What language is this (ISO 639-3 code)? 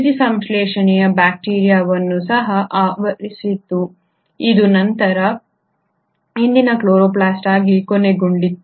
kan